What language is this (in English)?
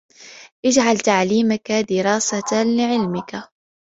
Arabic